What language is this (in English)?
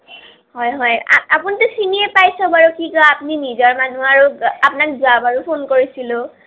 Assamese